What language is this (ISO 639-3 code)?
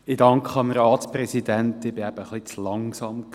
gsw